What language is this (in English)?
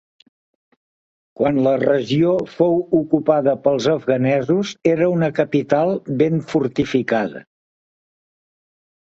Catalan